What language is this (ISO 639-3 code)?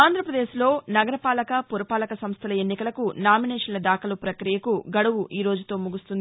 tel